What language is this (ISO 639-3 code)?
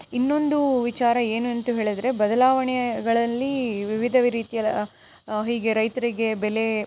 kan